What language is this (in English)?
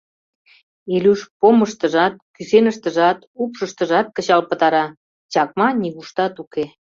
Mari